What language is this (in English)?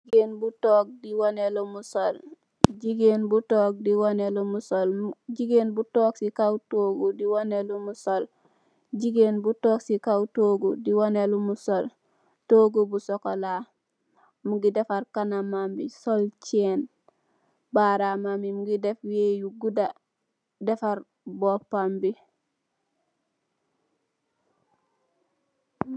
Wolof